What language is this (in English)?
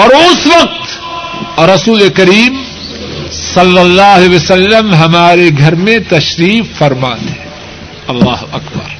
Urdu